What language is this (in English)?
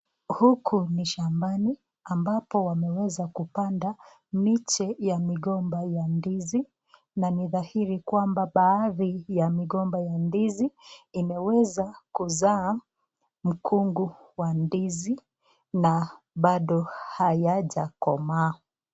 Swahili